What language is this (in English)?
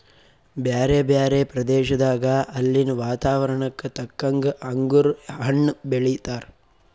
Kannada